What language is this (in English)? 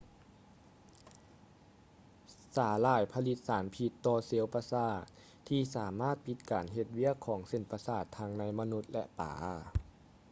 Lao